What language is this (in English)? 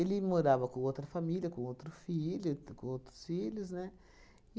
Portuguese